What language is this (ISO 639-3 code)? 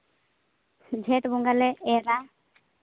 sat